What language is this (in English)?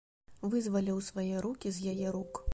Belarusian